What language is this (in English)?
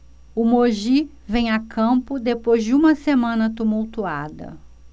Portuguese